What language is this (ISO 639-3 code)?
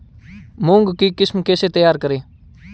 hin